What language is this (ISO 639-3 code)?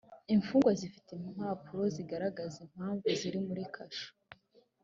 kin